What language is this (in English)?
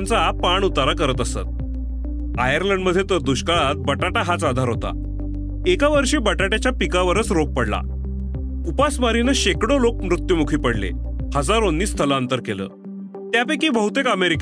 Marathi